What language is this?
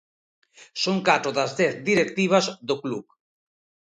Galician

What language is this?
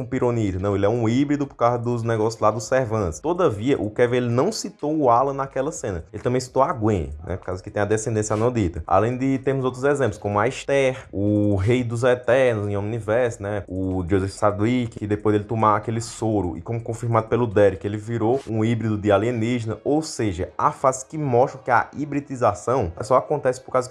Portuguese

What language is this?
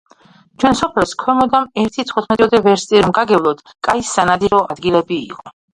Georgian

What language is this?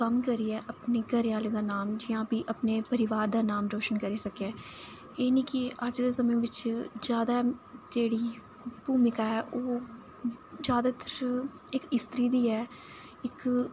Dogri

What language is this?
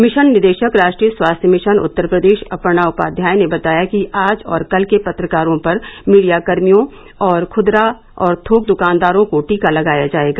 Hindi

